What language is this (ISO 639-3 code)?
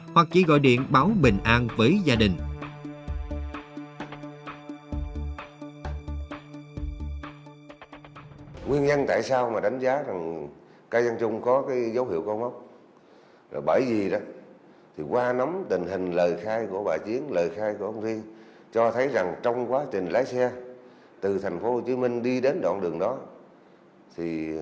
vie